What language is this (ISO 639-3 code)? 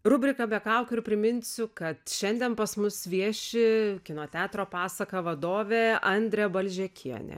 lit